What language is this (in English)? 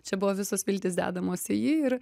Lithuanian